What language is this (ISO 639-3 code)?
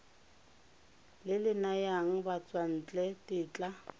tsn